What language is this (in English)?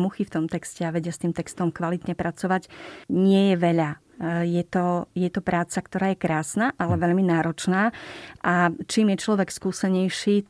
Slovak